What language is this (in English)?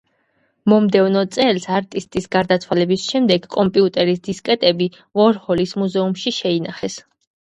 Georgian